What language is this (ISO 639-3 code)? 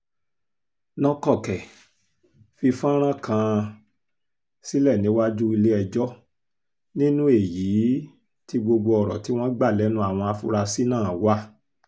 yor